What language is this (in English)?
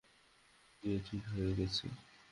Bangla